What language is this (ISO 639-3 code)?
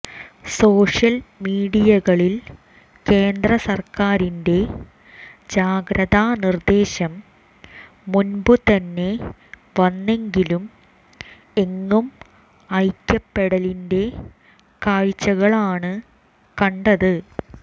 mal